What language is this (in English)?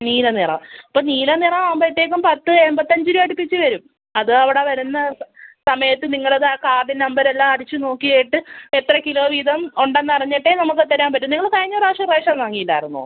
Malayalam